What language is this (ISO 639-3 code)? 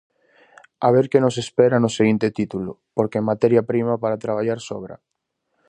glg